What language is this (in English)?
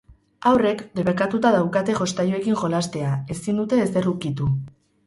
Basque